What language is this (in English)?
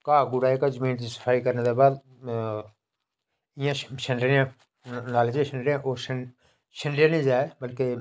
Dogri